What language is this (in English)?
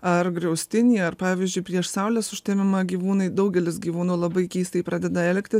Lithuanian